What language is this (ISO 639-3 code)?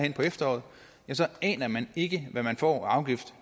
dan